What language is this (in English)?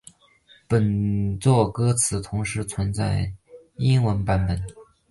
Chinese